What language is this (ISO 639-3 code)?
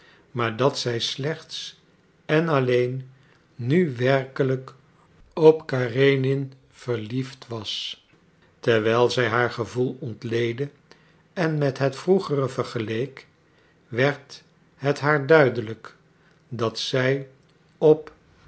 nld